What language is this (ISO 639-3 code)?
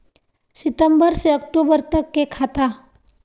mag